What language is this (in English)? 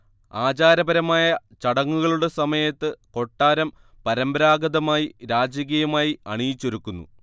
Malayalam